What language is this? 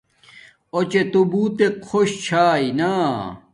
Domaaki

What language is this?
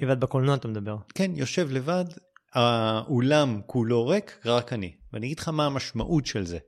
Hebrew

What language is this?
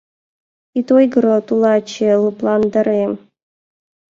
Mari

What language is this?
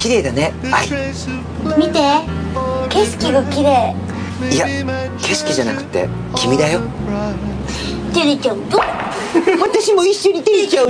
Japanese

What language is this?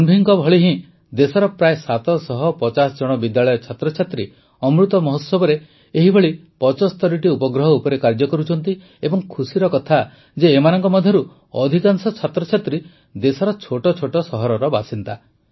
Odia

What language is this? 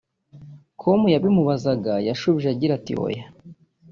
Kinyarwanda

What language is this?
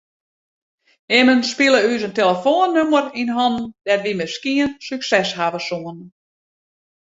Western Frisian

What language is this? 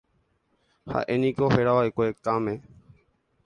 Guarani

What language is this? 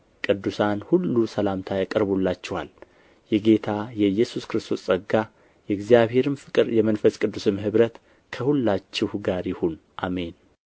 Amharic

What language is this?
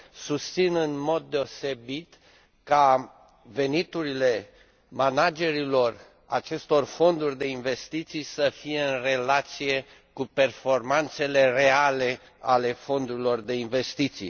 Romanian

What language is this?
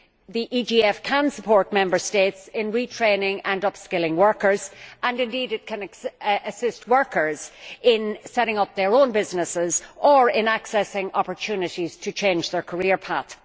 English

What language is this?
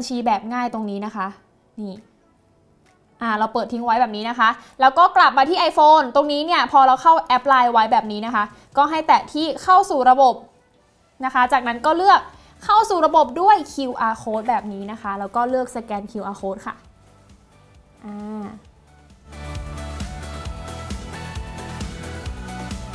Thai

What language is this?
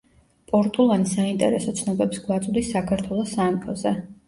Georgian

